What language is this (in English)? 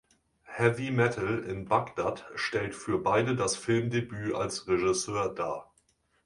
German